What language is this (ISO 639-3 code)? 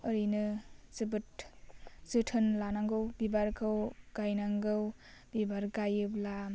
brx